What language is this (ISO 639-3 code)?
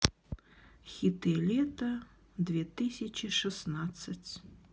rus